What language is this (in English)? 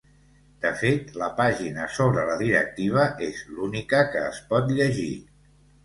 Catalan